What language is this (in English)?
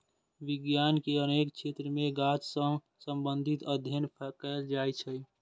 Maithili